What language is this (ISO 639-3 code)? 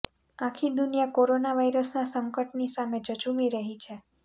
guj